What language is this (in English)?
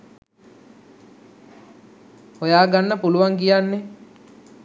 Sinhala